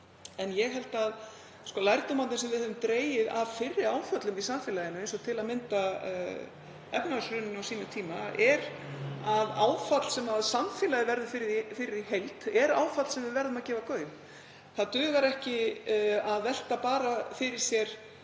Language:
Icelandic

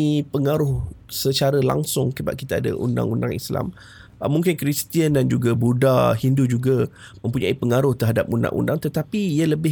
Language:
Malay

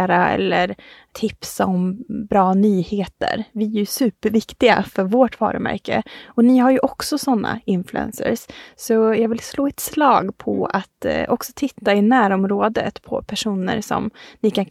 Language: Swedish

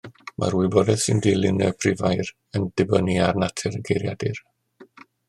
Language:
Welsh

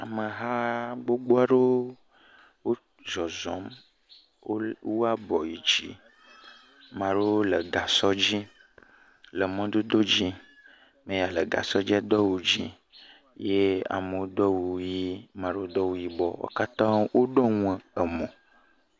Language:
Ewe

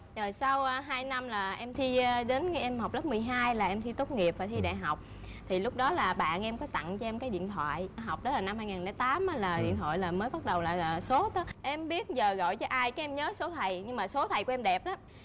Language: Vietnamese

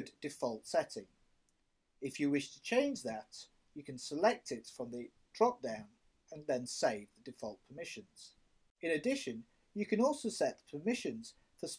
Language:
English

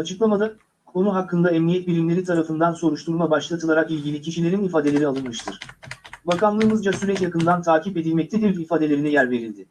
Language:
Turkish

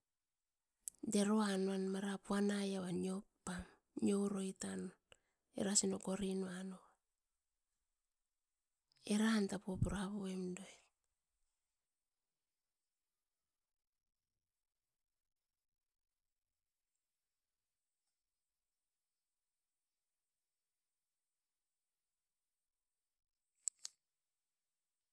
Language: Askopan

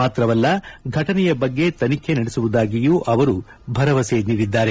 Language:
Kannada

